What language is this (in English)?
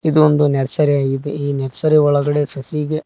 Kannada